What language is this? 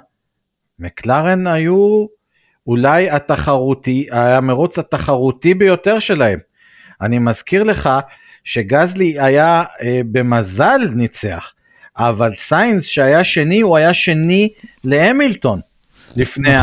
Hebrew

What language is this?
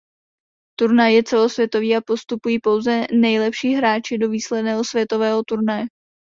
Czech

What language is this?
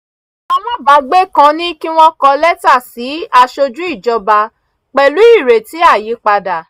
Yoruba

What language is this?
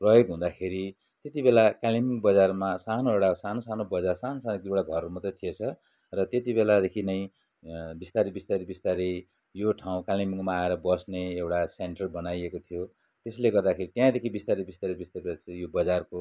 Nepali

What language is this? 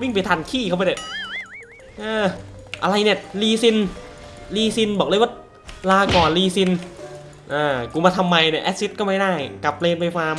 Thai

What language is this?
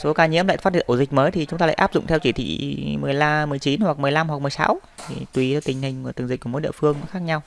Vietnamese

